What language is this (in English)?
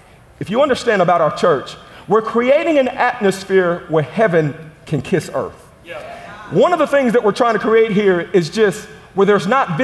English